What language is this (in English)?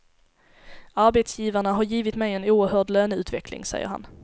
Swedish